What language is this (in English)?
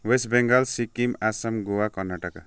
Nepali